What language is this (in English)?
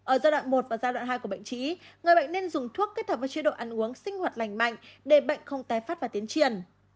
Vietnamese